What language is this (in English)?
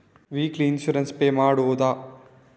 Kannada